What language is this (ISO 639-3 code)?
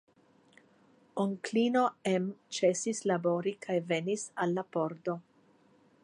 epo